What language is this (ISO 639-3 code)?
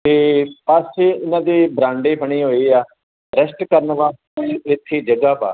pan